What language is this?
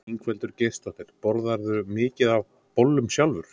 Icelandic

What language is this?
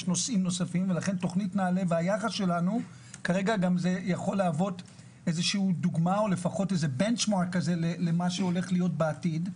Hebrew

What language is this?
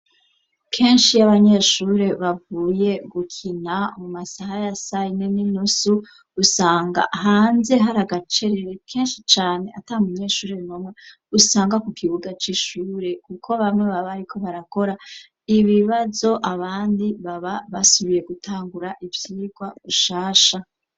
Rundi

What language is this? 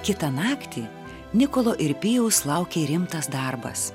Lithuanian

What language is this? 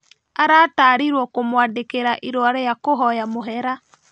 Kikuyu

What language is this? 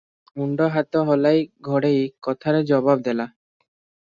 Odia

